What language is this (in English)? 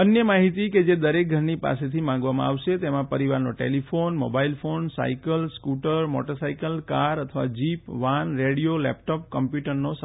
Gujarati